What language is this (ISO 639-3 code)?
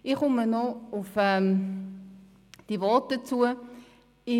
gsw